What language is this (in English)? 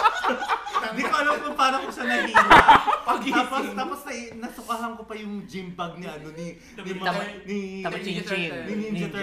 Filipino